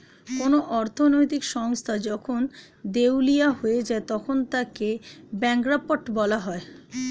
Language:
Bangla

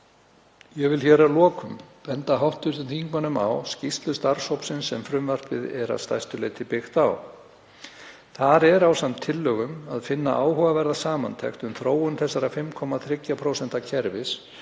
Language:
Icelandic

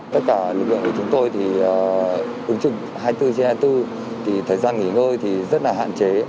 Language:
Vietnamese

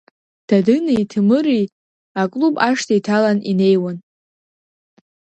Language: Abkhazian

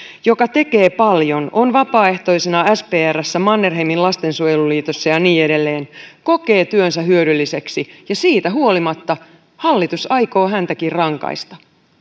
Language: Finnish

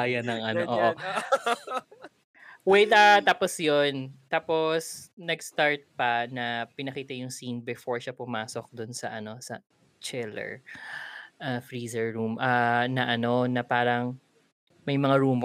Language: Filipino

